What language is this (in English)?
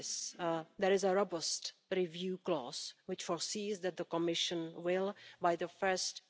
Dutch